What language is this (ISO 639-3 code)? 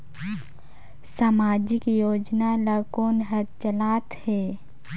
hne